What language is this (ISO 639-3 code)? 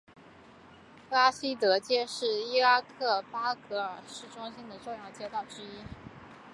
zho